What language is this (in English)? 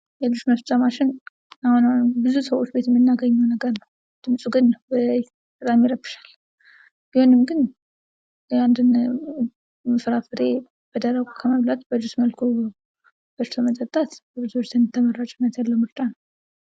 Amharic